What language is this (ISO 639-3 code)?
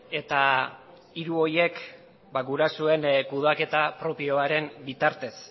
eus